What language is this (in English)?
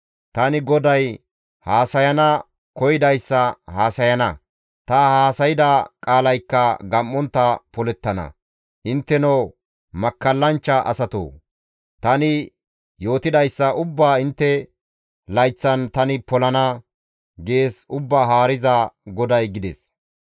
Gamo